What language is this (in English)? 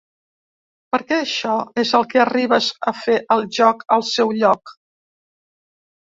Catalan